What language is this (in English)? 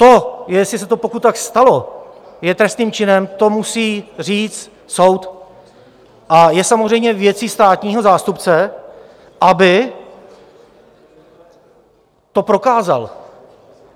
Czech